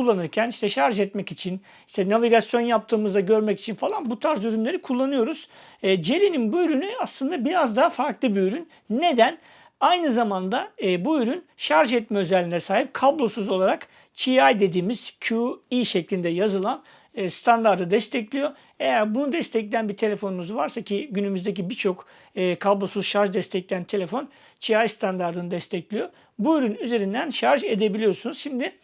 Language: Turkish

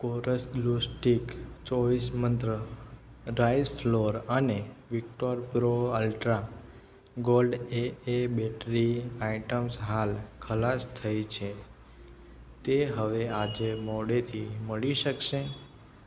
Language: Gujarati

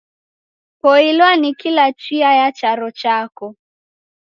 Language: Taita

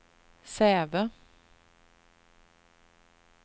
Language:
Swedish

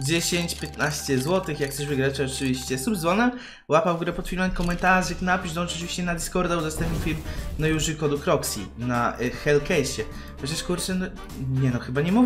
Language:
Polish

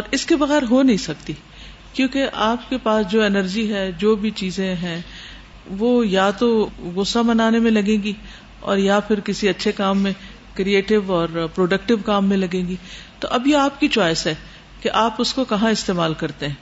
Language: Urdu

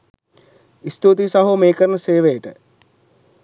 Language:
Sinhala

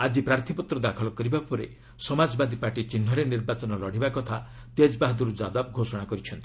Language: Odia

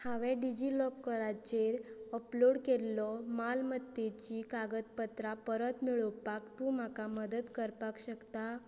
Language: Konkani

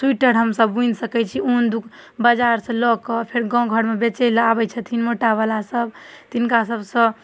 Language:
Maithili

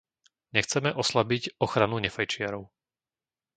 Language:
Slovak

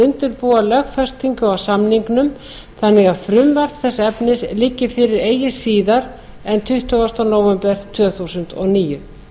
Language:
Icelandic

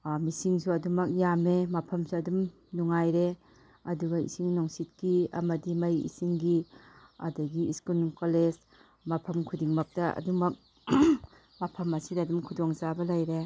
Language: Manipuri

